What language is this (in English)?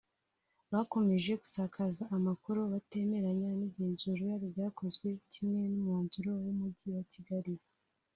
Kinyarwanda